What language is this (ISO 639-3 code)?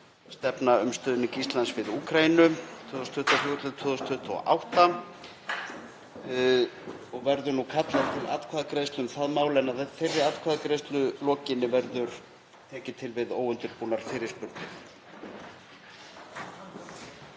isl